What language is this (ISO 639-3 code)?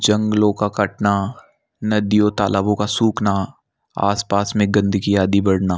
hin